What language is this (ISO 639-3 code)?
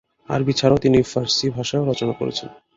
ben